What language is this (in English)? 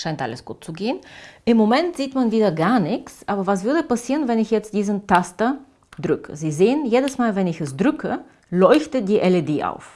German